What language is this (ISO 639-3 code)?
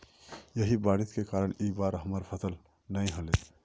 mag